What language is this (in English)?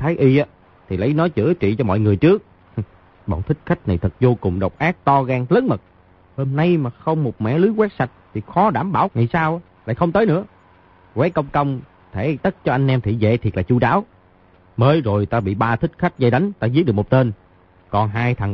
Vietnamese